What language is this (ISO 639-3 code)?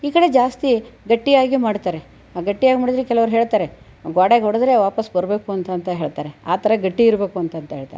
kan